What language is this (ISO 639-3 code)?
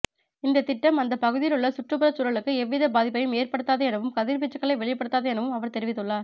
tam